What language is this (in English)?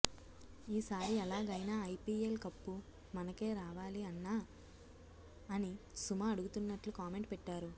Telugu